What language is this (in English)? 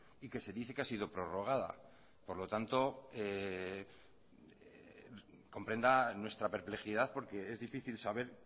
Spanish